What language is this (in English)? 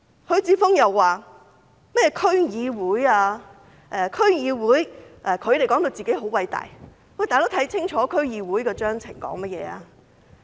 Cantonese